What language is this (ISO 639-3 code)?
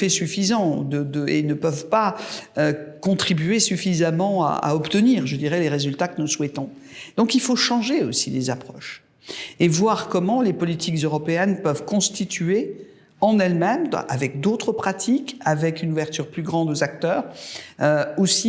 fra